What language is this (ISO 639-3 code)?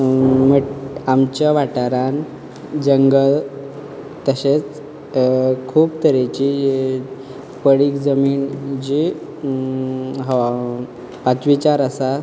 kok